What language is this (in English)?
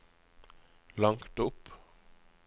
Norwegian